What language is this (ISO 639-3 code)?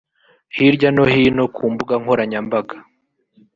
kin